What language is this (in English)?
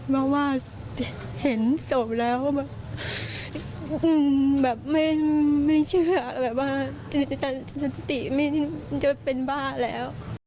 Thai